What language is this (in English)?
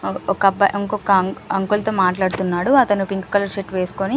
Telugu